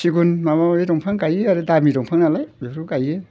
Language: Bodo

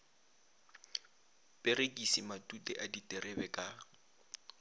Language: Northern Sotho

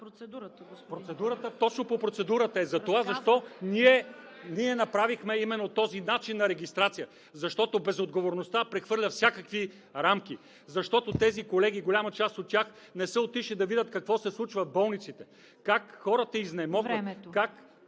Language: Bulgarian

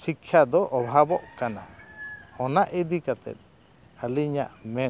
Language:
Santali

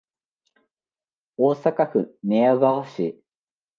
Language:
Japanese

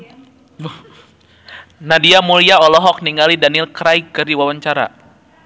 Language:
Sundanese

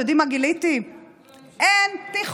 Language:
Hebrew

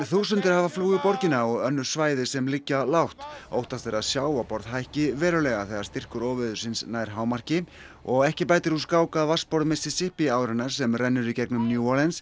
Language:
Icelandic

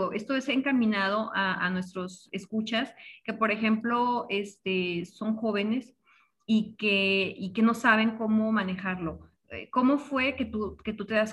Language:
Spanish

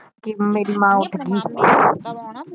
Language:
Punjabi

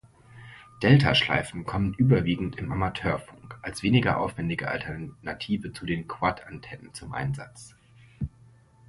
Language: German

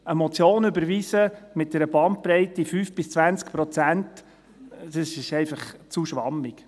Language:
Swiss German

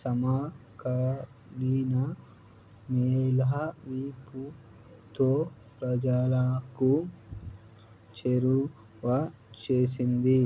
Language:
Telugu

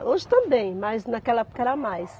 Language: Portuguese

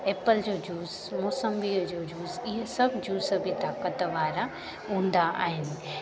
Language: Sindhi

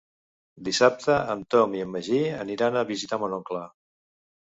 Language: Catalan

